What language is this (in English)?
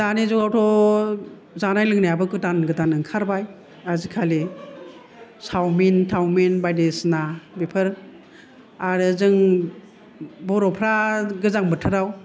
Bodo